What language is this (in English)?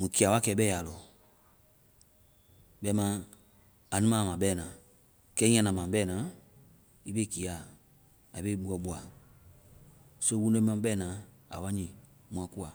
Vai